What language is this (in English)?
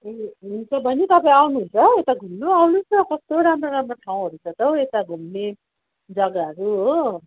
Nepali